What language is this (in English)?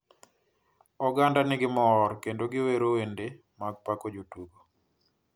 Luo (Kenya and Tanzania)